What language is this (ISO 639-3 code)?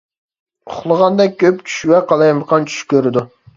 uig